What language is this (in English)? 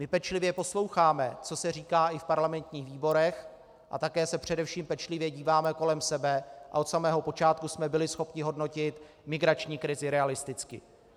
Czech